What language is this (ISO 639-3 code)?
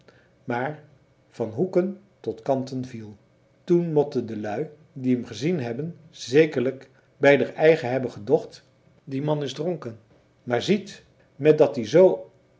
nld